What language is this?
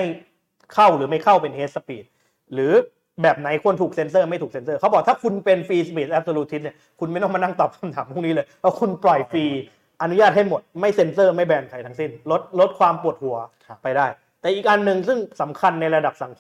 Thai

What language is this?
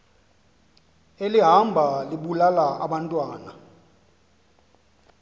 Xhosa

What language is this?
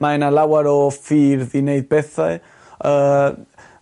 Welsh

